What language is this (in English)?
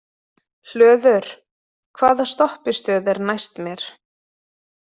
Icelandic